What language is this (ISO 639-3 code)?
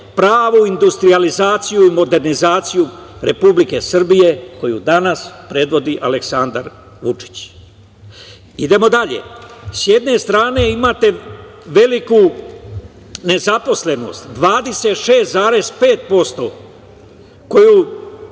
srp